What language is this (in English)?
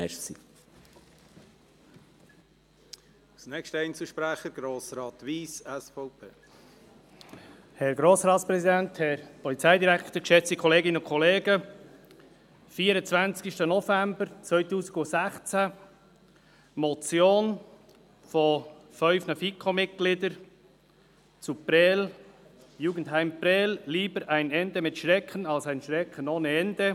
Swiss German